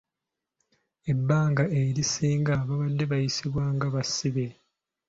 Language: Ganda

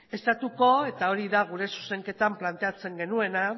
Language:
Basque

